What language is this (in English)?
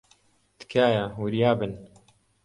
Central Kurdish